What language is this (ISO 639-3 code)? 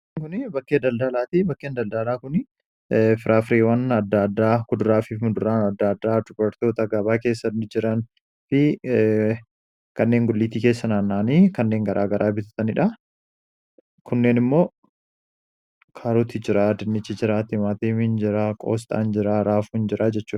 orm